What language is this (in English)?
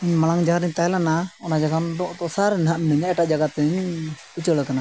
Santali